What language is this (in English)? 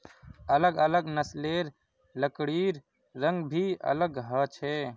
Magahi